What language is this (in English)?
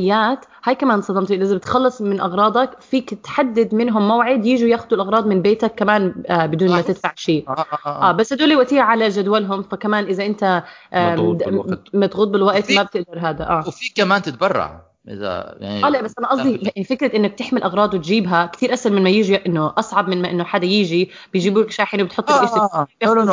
Arabic